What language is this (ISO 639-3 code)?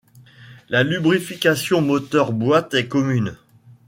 fra